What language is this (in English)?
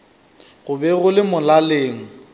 Northern Sotho